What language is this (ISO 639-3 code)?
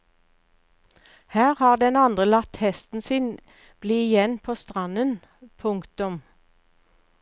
nor